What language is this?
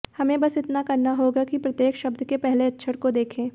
Hindi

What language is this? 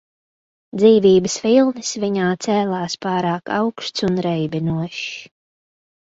Latvian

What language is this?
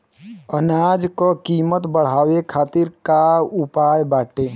Bhojpuri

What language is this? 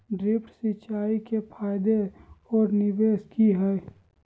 Magahi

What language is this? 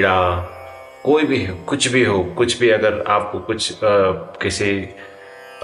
Hindi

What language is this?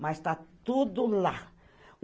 Portuguese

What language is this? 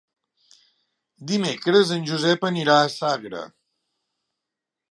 Catalan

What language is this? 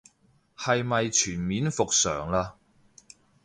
Cantonese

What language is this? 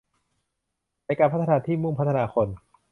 Thai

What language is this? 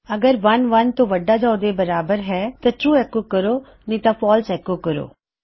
Punjabi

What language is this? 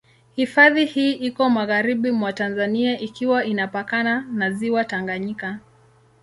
Swahili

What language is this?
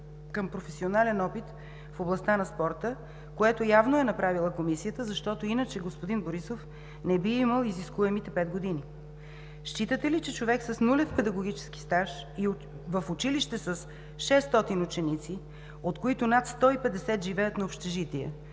Bulgarian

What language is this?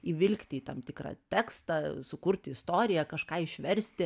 Lithuanian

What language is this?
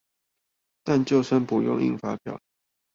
Chinese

